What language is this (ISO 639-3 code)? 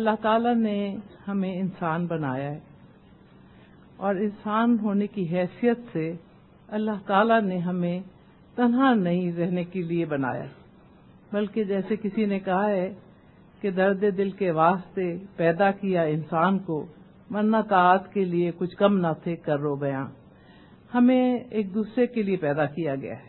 urd